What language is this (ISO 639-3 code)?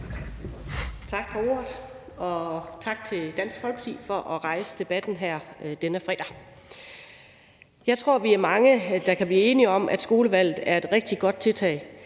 dan